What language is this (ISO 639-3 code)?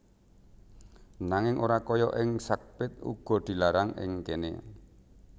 jav